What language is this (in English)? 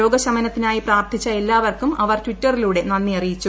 Malayalam